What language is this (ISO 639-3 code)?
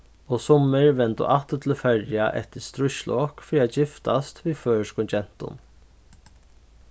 fao